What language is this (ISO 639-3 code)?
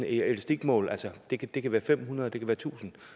dan